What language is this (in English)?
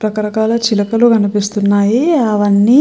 Telugu